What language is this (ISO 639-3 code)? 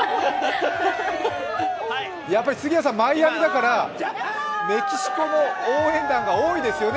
jpn